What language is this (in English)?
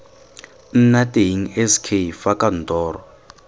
Tswana